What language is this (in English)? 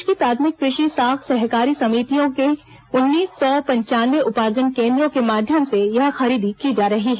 Hindi